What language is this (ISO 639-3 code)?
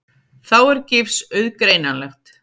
isl